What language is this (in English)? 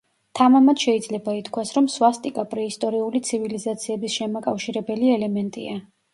Georgian